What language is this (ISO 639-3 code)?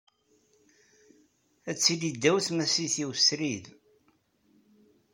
kab